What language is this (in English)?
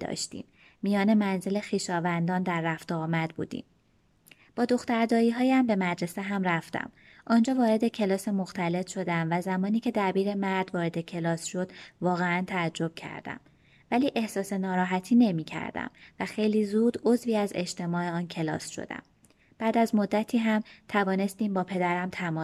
Persian